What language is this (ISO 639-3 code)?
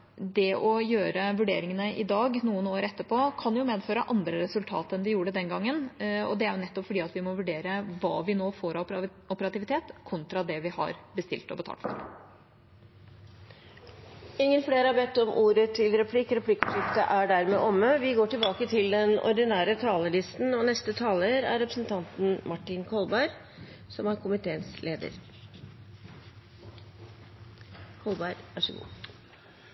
nor